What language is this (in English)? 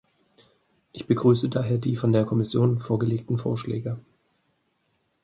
German